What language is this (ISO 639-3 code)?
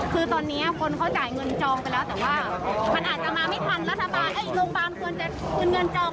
tha